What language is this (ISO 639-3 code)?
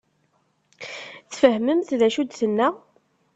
kab